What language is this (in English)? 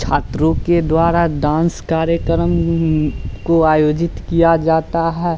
Hindi